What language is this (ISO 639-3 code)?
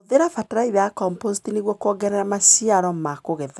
kik